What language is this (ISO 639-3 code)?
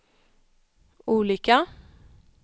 swe